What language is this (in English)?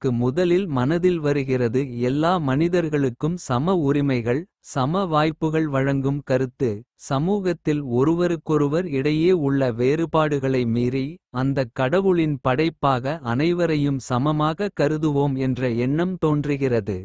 Kota (India)